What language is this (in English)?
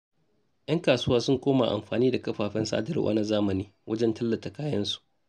Hausa